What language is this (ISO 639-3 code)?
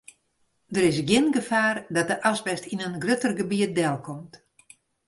fry